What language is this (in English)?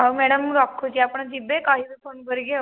Odia